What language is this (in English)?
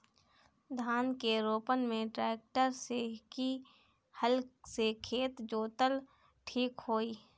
Bhojpuri